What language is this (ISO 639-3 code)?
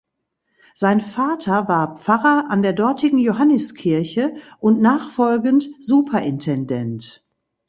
deu